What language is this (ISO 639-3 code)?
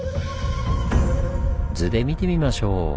jpn